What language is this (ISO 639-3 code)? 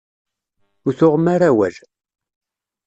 kab